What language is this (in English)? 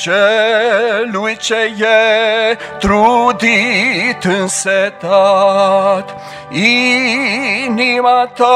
Romanian